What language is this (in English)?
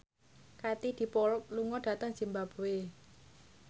Javanese